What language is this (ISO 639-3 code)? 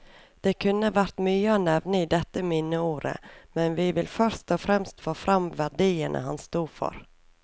nor